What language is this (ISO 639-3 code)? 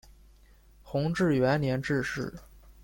zho